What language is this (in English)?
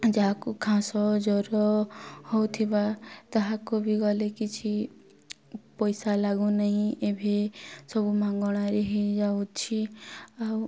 Odia